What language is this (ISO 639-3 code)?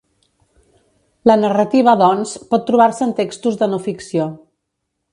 cat